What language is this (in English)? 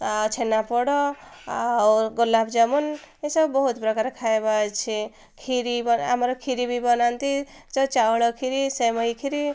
Odia